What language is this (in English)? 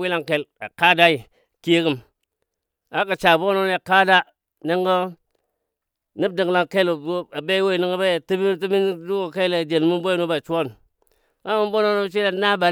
Dadiya